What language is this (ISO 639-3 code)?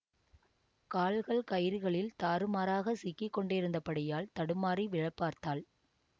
tam